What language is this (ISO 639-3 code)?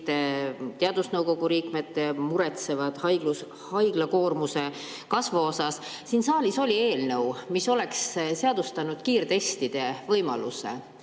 est